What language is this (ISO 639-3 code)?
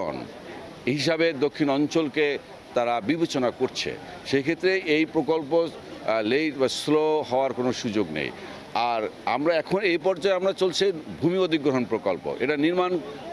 ben